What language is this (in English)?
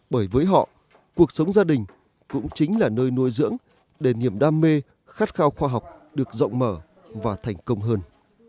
Vietnamese